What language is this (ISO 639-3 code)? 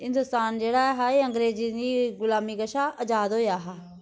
doi